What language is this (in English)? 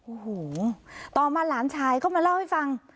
Thai